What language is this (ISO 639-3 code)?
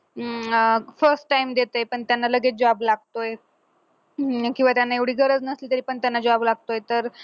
mar